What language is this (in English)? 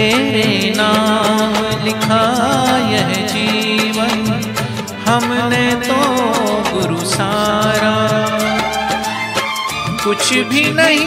Hindi